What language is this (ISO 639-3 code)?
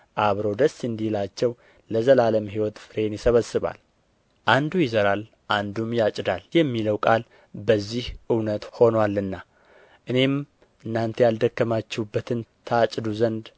amh